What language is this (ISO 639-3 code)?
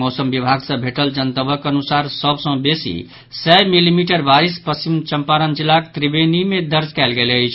mai